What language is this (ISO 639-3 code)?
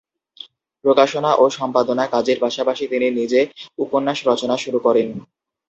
ben